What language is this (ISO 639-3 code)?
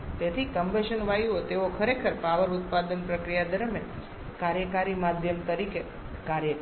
guj